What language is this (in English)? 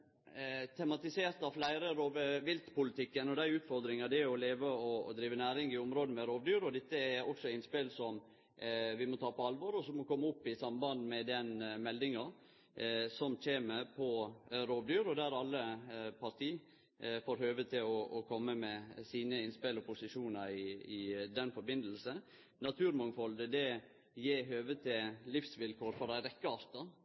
Norwegian Nynorsk